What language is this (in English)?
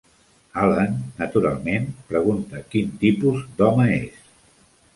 Catalan